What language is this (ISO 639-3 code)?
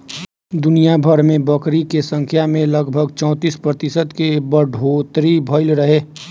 bho